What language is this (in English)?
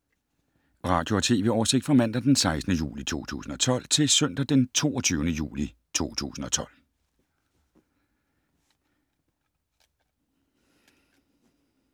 Danish